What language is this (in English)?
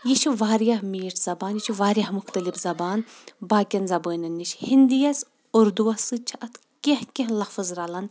Kashmiri